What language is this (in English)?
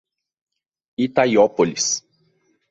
Portuguese